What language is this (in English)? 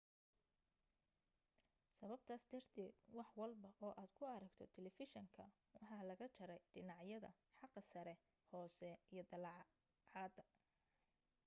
Somali